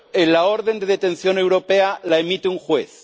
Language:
Spanish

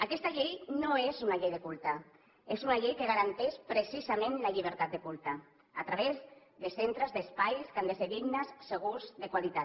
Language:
Catalan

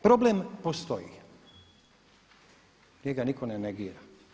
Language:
Croatian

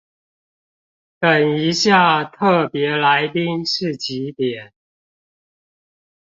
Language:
Chinese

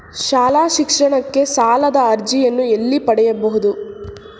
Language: Kannada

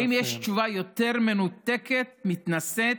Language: Hebrew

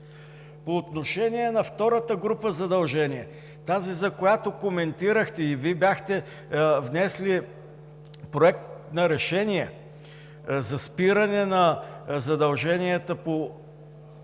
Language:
Bulgarian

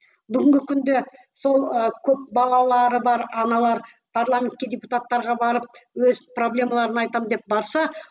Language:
Kazakh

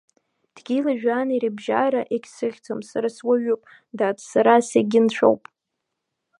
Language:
Abkhazian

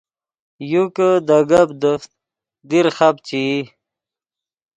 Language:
Yidgha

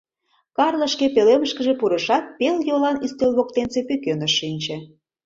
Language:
Mari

